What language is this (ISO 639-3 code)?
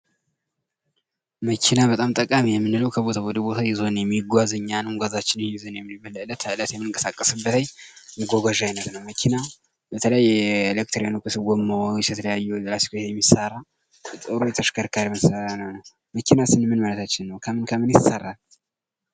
amh